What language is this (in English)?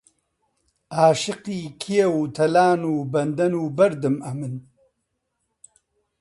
Central Kurdish